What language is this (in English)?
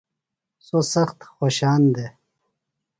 Phalura